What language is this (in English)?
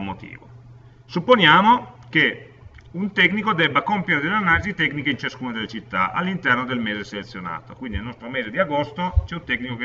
Italian